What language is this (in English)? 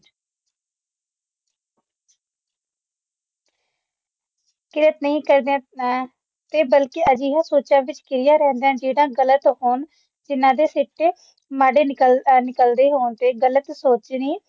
Punjabi